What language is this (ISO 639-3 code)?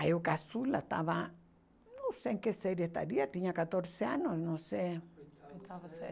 por